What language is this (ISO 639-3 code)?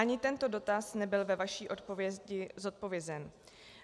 ces